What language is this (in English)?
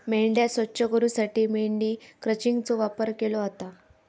Marathi